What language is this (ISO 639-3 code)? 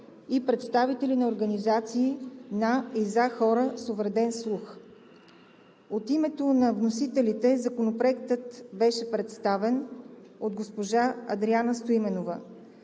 bul